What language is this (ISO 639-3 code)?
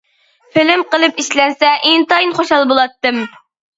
uig